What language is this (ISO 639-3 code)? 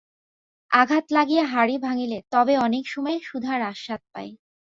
ben